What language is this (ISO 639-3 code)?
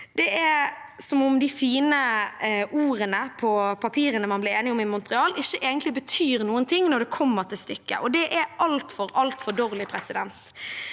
nor